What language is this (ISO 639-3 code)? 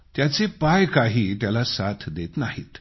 mar